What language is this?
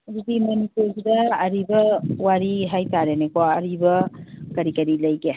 Manipuri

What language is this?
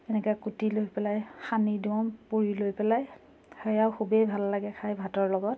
Assamese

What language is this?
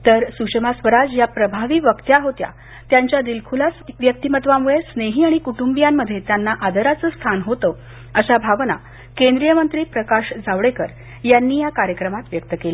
Marathi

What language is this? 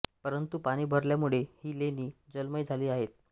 Marathi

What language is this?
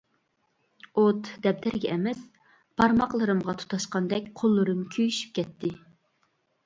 Uyghur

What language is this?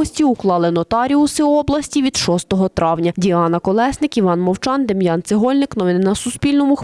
Ukrainian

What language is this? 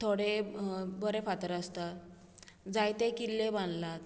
Konkani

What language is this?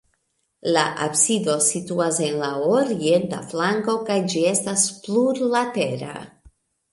Esperanto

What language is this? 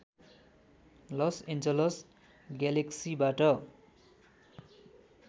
Nepali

